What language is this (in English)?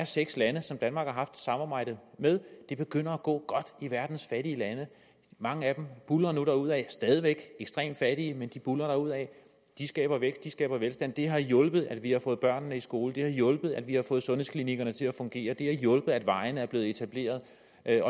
Danish